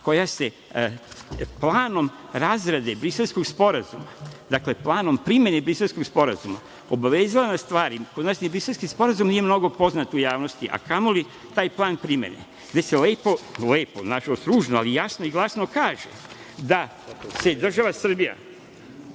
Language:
Serbian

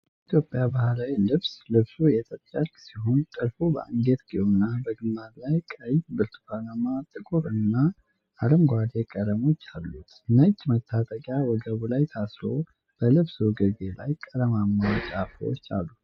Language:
Amharic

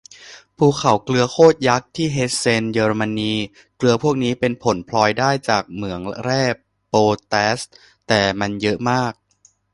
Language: Thai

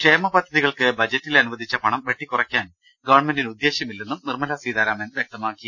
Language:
Malayalam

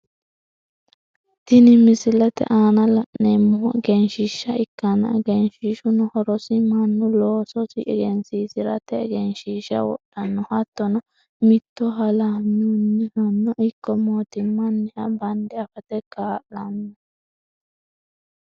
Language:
Sidamo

